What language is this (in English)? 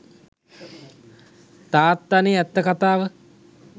Sinhala